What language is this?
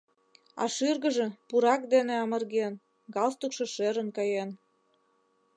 Mari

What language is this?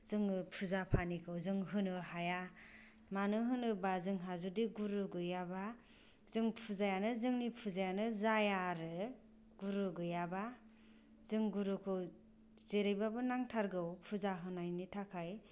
Bodo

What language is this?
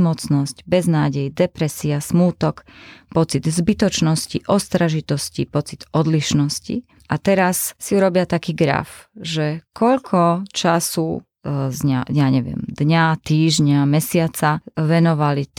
Slovak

